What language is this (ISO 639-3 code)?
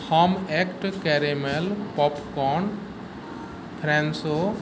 mai